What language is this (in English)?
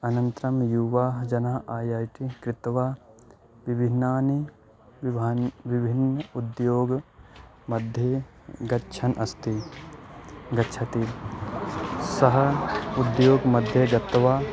Sanskrit